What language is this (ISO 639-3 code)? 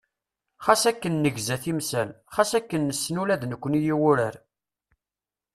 kab